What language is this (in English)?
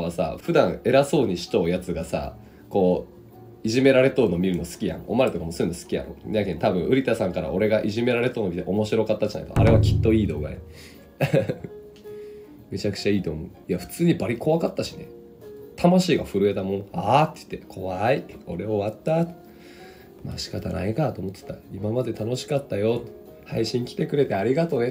Japanese